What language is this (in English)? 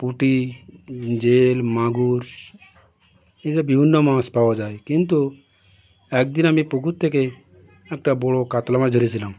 Bangla